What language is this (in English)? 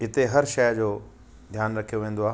Sindhi